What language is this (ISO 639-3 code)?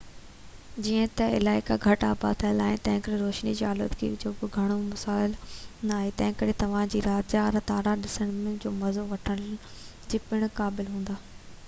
snd